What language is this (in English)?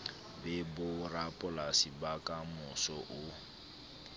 Southern Sotho